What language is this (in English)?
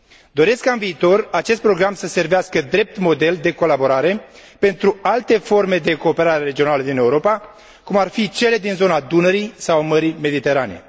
Romanian